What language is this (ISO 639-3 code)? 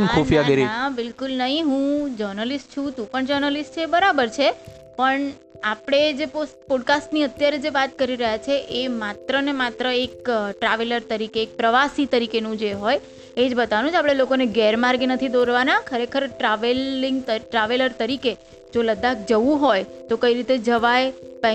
guj